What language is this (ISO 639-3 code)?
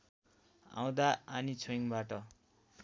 nep